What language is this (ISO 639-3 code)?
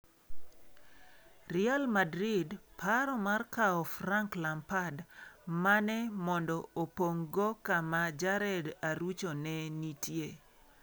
luo